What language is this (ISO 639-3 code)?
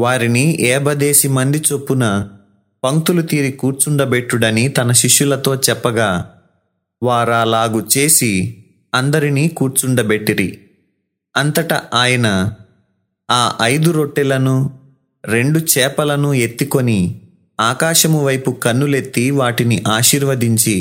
tel